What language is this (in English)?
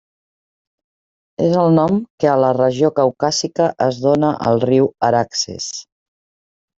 Catalan